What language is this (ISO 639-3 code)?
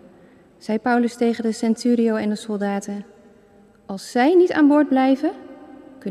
nld